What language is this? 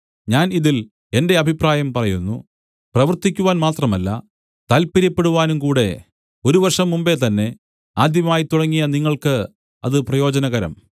Malayalam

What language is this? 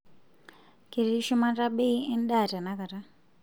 Masai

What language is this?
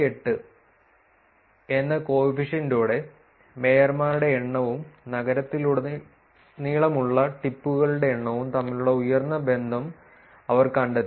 Malayalam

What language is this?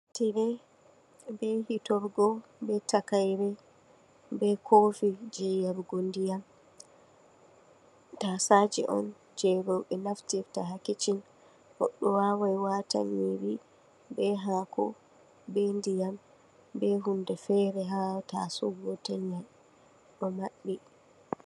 Fula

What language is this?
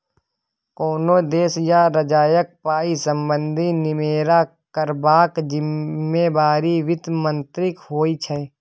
Maithili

